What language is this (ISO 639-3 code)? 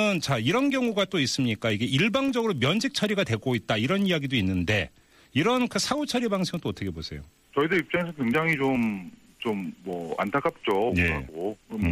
kor